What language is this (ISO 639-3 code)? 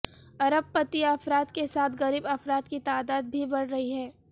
urd